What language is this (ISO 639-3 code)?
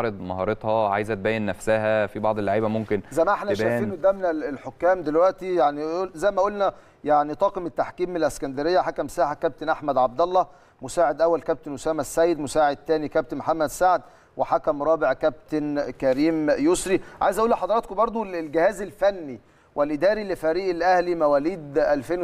ara